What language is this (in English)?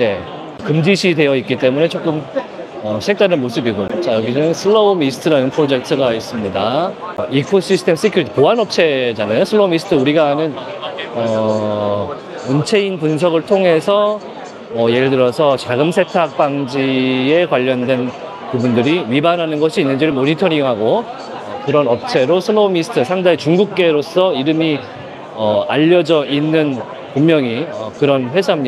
Korean